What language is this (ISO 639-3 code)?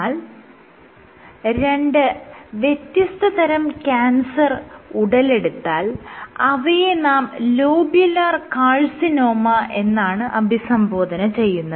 mal